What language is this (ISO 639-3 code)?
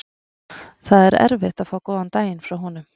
isl